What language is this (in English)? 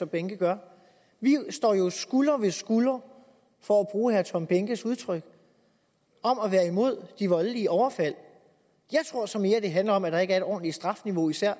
Danish